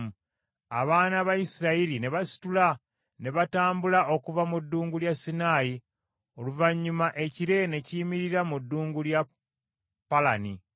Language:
Ganda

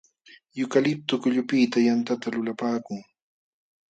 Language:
Jauja Wanca Quechua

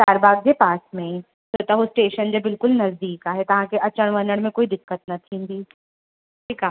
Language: Sindhi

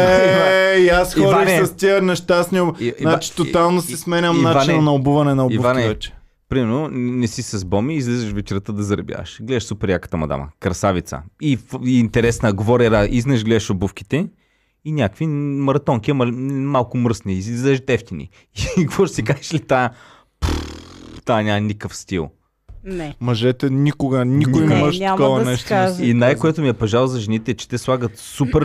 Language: Bulgarian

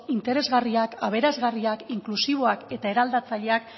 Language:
Basque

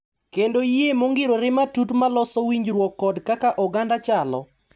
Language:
Luo (Kenya and Tanzania)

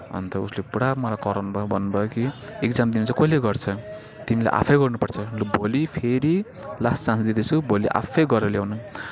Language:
Nepali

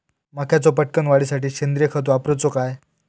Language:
Marathi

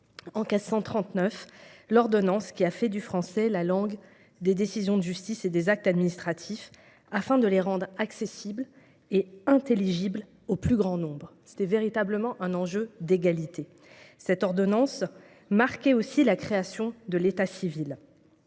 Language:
French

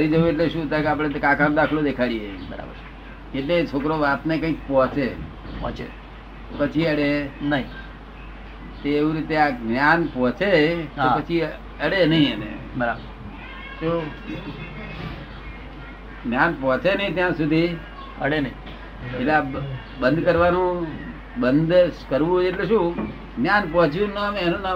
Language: Gujarati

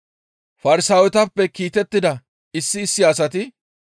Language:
Gamo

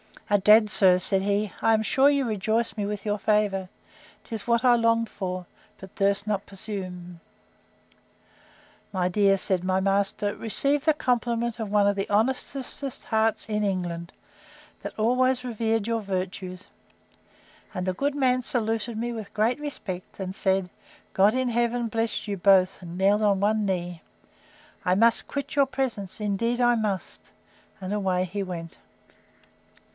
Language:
English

